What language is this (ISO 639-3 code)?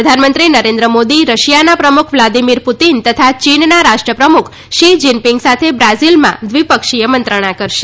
guj